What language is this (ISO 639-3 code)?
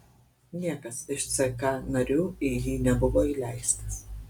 lit